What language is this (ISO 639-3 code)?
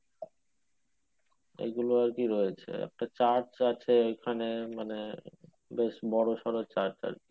ben